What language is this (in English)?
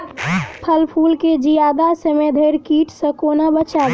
Maithili